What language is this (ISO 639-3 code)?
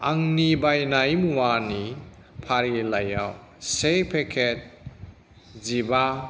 brx